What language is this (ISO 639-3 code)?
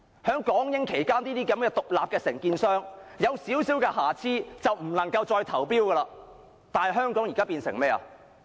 yue